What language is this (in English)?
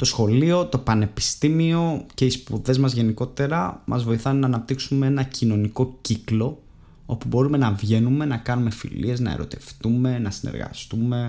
Greek